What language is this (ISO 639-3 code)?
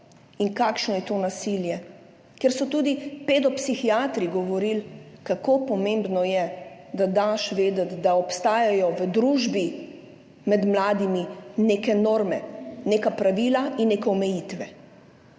slv